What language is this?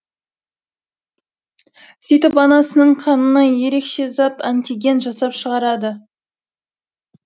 Kazakh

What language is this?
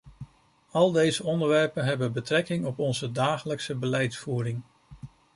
Dutch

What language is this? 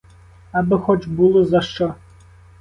Ukrainian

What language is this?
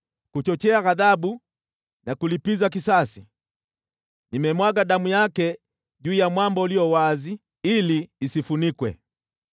Swahili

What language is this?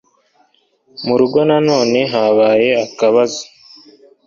Kinyarwanda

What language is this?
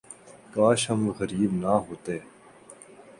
Urdu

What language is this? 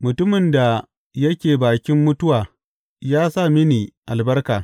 Hausa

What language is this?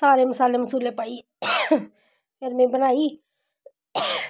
Dogri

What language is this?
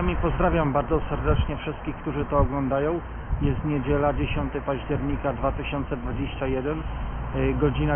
Polish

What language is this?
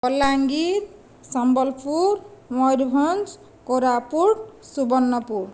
Odia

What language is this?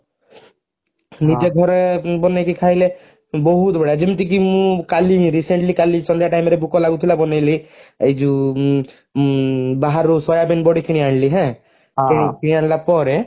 Odia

